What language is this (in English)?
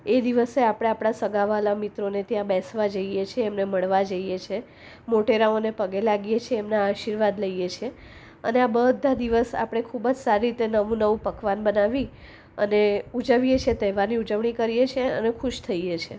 Gujarati